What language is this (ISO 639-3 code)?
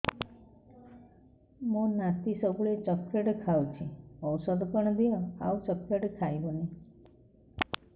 ori